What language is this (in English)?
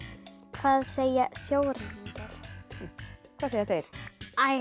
Icelandic